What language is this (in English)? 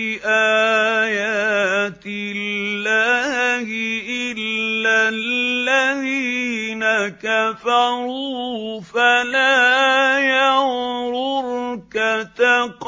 Arabic